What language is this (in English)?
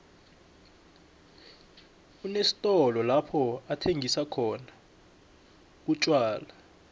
South Ndebele